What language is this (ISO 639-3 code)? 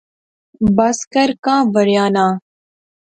phr